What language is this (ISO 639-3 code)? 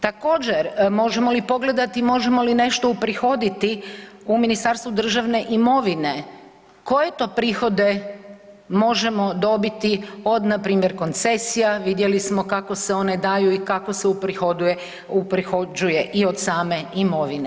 hrv